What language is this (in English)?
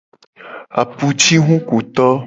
Gen